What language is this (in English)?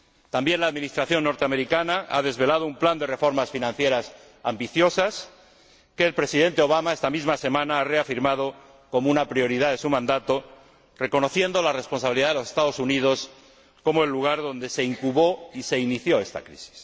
Spanish